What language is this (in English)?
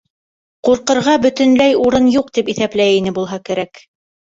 Bashkir